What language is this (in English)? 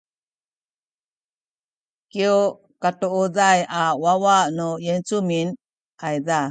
Sakizaya